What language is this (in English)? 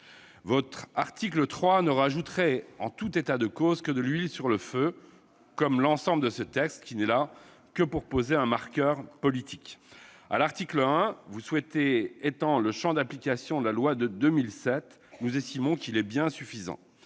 French